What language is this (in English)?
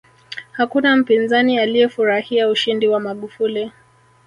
Swahili